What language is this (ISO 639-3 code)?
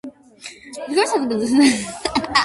kat